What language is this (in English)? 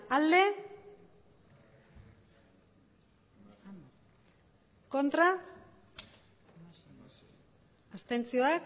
Basque